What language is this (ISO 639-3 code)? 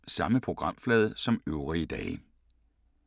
dan